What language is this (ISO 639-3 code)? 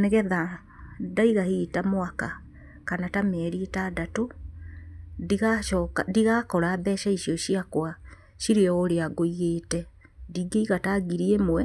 kik